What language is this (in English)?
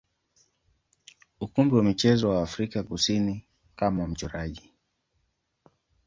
Swahili